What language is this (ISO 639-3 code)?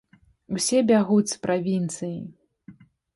bel